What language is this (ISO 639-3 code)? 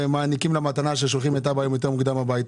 heb